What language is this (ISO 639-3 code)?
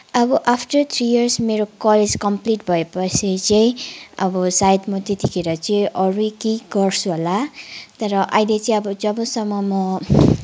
nep